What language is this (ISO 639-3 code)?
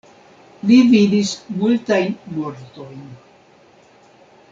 epo